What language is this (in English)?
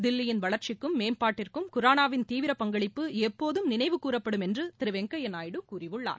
Tamil